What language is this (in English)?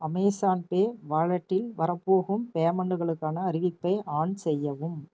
Tamil